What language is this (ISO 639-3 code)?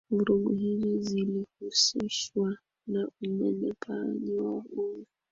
swa